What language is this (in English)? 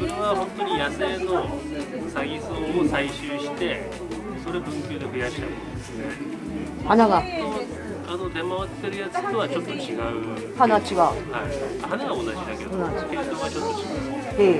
Japanese